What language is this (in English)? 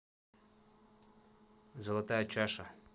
Russian